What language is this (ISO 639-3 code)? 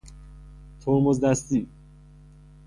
fas